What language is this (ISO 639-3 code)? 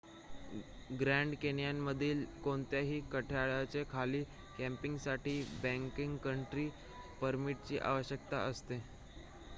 mar